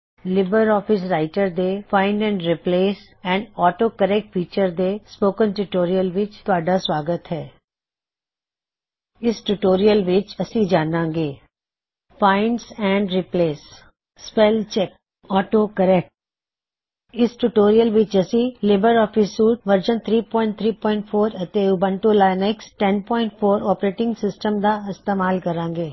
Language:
Punjabi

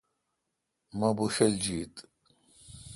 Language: Kalkoti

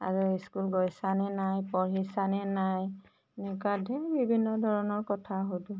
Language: Assamese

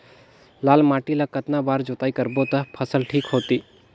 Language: Chhattisgarhi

